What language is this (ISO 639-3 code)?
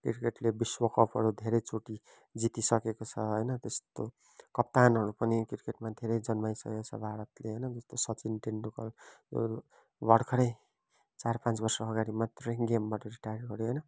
nep